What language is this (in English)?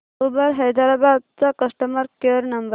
Marathi